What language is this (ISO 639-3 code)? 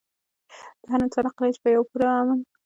pus